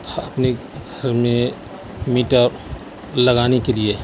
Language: Urdu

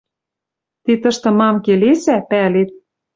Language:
Western Mari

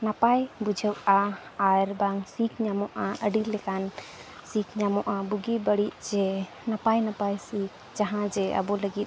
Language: Santali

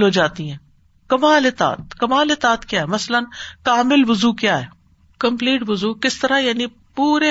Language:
Urdu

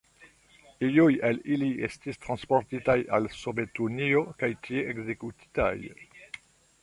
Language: Esperanto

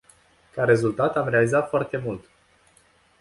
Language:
Romanian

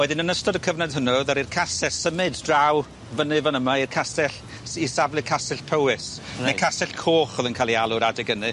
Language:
Welsh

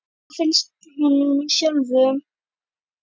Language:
Icelandic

